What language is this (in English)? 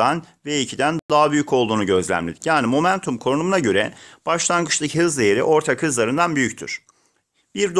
Turkish